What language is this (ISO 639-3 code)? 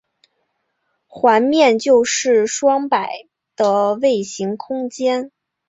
zho